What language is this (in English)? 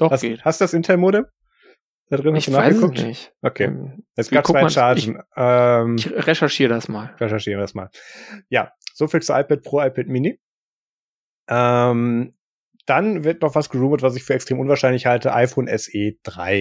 German